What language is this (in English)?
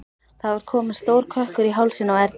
Icelandic